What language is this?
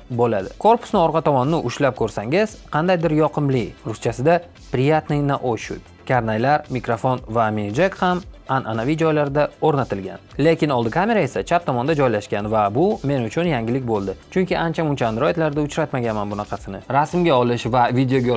Turkish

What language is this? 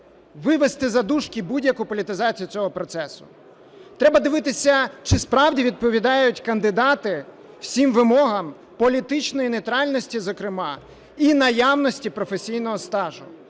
Ukrainian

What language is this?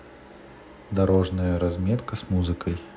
Russian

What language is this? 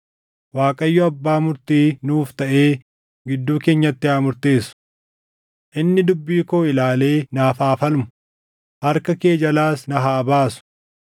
Oromo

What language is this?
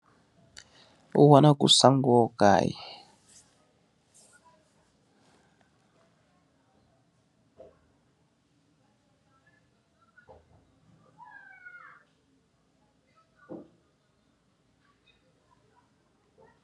Wolof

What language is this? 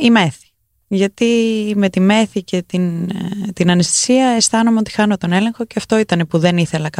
Greek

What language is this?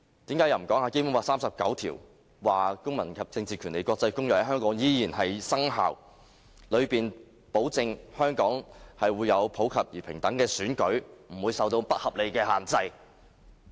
Cantonese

